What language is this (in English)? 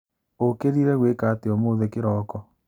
Kikuyu